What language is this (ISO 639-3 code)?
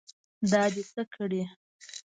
pus